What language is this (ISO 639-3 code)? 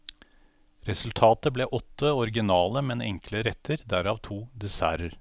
nor